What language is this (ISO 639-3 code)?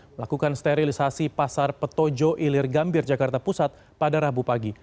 ind